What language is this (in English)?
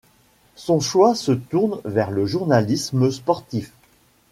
French